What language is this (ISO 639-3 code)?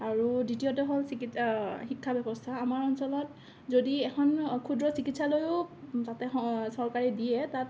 asm